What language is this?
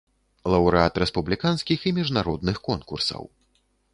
Belarusian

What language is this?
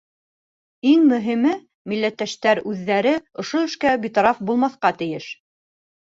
Bashkir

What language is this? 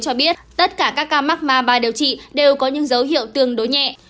Vietnamese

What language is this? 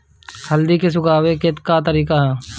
Bhojpuri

